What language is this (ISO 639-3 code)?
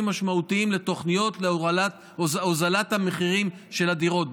heb